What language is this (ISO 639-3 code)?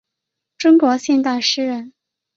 zho